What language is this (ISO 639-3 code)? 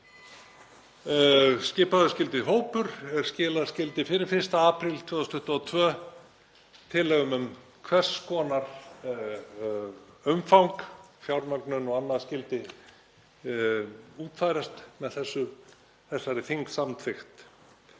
isl